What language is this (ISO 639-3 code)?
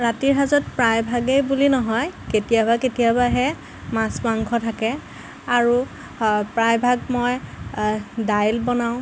asm